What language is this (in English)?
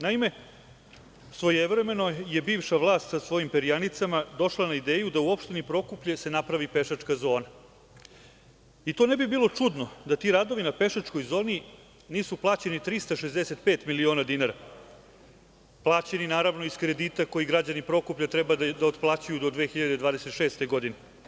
Serbian